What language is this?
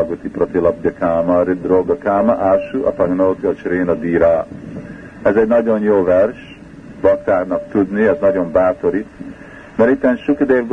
Hungarian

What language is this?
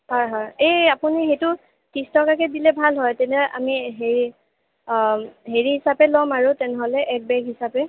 Assamese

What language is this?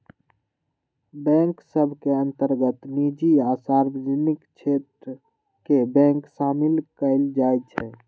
Magahi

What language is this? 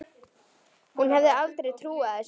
Icelandic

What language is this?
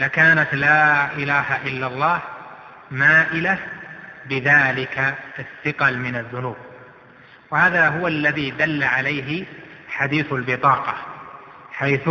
Arabic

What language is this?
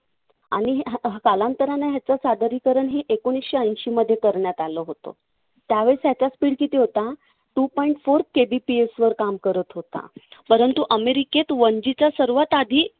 Marathi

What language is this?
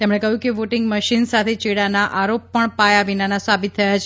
Gujarati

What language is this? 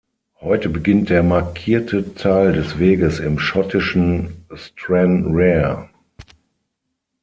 German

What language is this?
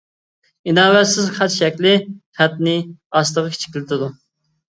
Uyghur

